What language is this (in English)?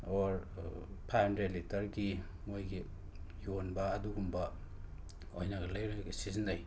Manipuri